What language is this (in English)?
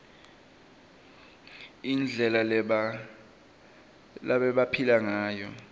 Swati